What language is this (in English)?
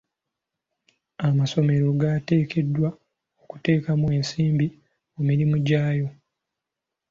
Ganda